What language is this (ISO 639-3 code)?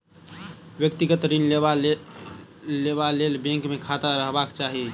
mai